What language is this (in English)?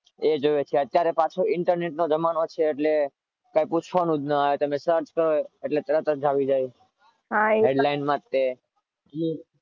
Gujarati